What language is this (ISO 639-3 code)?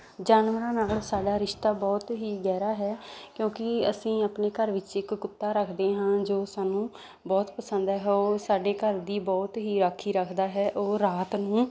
pan